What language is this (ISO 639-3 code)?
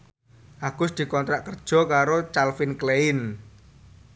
jav